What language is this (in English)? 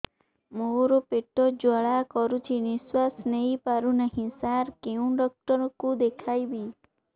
Odia